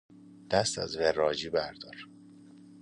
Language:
Persian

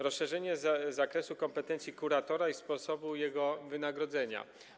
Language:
Polish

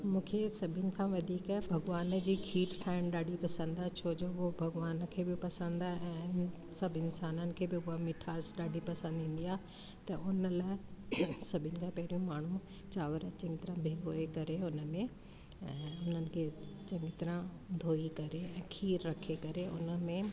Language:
Sindhi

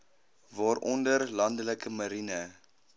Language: Afrikaans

